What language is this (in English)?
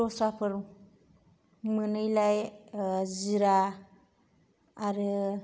Bodo